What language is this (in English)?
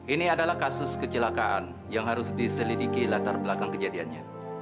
Indonesian